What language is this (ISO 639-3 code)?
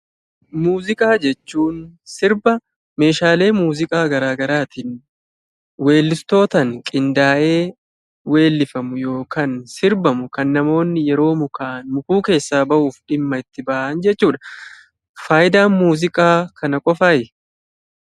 orm